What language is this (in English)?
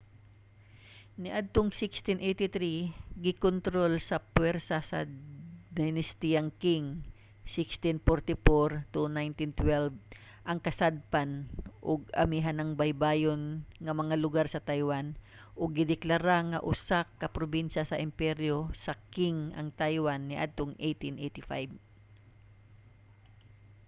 Cebuano